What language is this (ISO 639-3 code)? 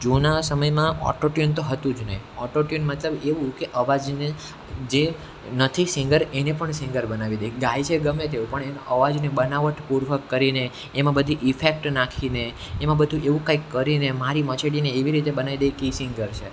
guj